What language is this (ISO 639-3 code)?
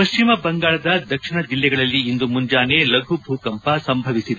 kan